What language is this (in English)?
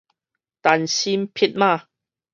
Min Nan Chinese